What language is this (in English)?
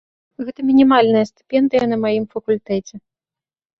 Belarusian